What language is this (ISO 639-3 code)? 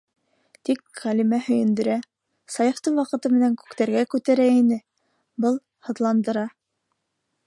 bak